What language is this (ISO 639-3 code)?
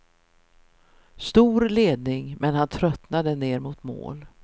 swe